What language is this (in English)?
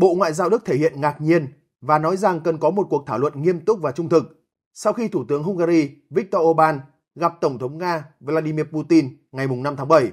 Vietnamese